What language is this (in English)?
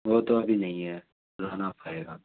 Urdu